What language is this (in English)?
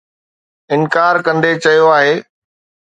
Sindhi